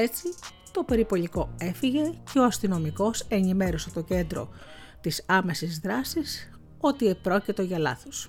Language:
Greek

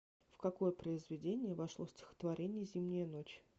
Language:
Russian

